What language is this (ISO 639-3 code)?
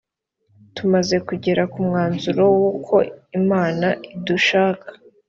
kin